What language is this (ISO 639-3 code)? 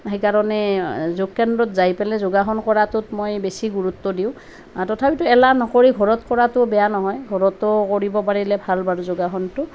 asm